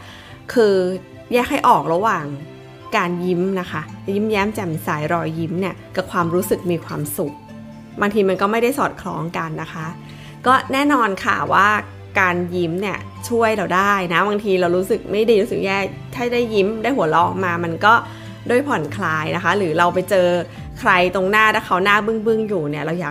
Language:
Thai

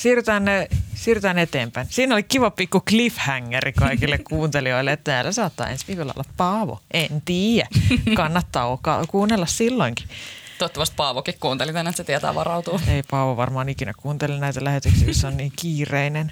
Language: Finnish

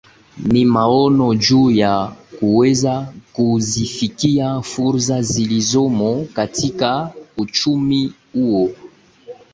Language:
Swahili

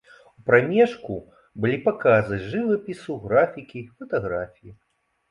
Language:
Belarusian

